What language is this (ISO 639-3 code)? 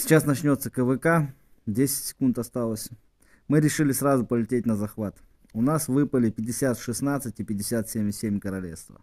rus